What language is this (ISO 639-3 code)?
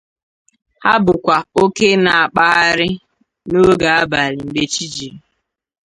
ibo